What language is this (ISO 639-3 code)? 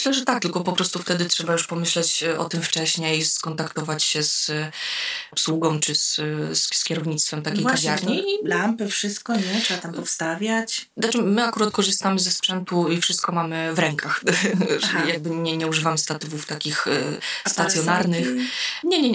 pol